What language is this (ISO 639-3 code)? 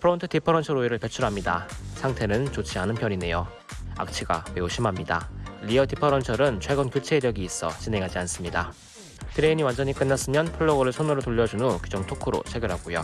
kor